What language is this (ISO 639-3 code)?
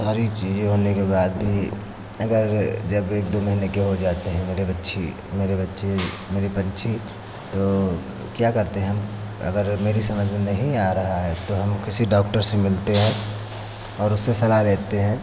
hin